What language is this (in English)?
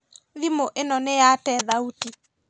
Kikuyu